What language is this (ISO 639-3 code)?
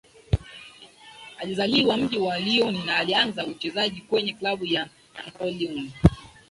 swa